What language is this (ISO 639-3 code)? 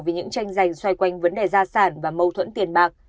vie